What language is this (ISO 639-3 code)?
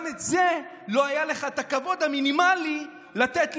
heb